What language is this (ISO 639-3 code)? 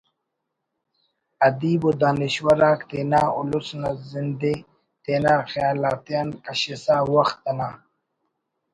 brh